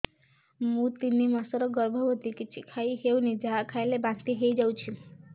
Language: Odia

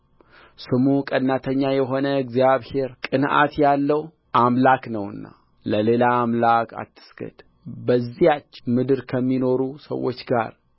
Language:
Amharic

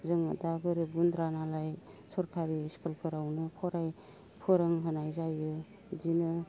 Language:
Bodo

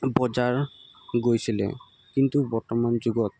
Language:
Assamese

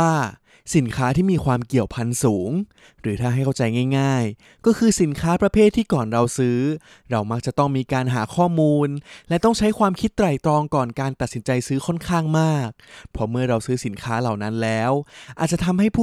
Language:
Thai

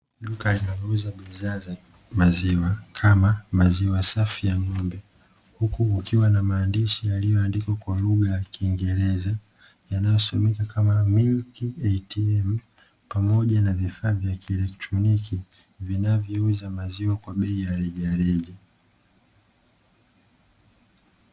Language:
Swahili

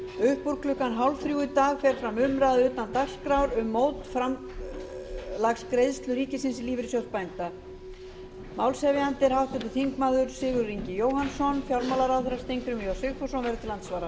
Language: Icelandic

